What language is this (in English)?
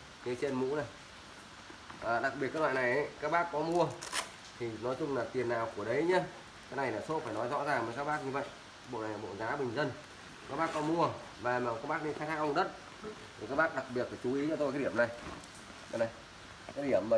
Vietnamese